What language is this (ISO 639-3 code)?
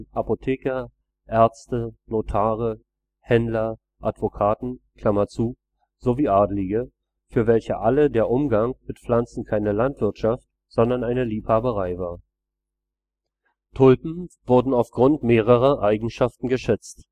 deu